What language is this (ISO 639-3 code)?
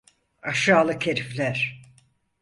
tur